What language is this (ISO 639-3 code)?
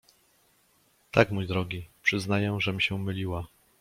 pol